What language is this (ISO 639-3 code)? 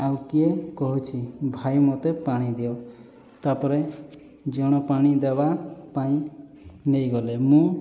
ori